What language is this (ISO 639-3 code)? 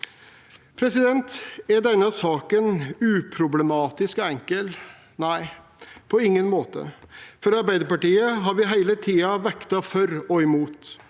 nor